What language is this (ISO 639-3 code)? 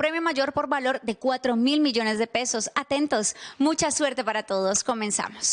spa